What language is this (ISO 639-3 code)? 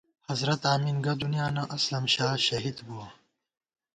gwt